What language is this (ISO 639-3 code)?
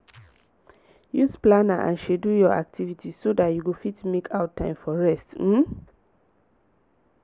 pcm